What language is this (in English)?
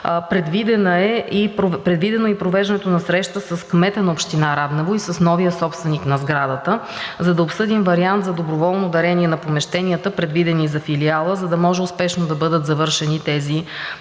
Bulgarian